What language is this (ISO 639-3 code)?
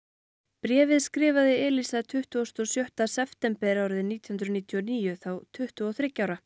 isl